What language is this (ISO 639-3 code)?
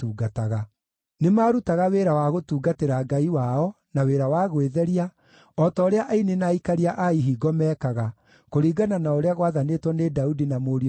kik